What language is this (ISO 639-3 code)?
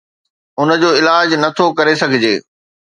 snd